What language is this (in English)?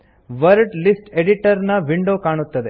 Kannada